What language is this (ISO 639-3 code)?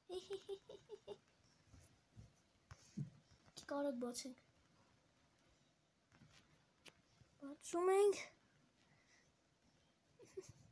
nld